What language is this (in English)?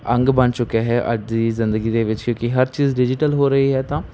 Punjabi